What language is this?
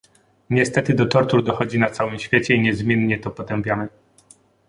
Polish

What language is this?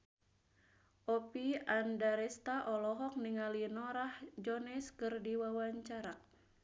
Sundanese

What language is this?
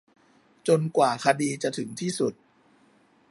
Thai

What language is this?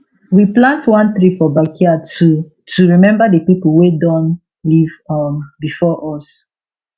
Nigerian Pidgin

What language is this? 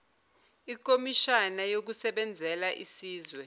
Zulu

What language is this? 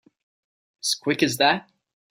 English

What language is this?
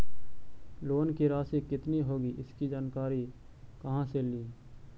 Magahi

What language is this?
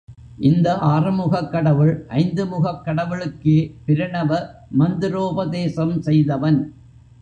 Tamil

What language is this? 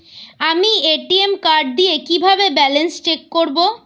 Bangla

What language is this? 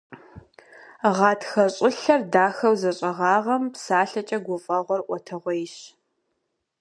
Kabardian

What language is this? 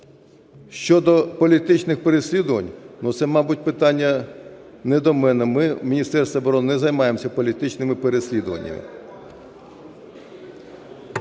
Ukrainian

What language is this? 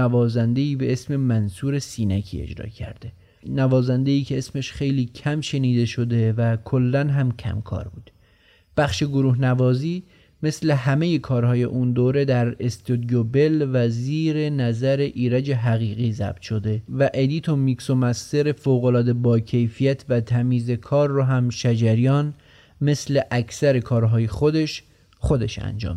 Persian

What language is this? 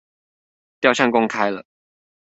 Chinese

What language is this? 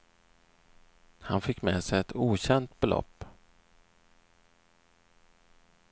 Swedish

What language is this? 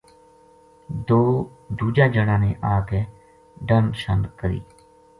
Gujari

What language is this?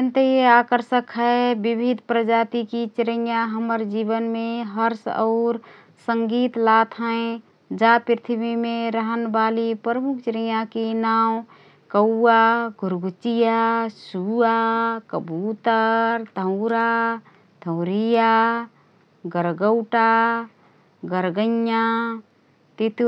Rana Tharu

